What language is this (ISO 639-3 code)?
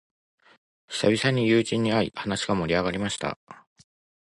jpn